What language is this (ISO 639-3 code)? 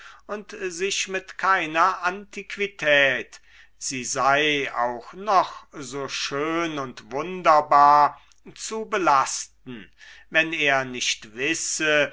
deu